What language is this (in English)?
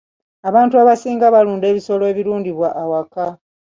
Ganda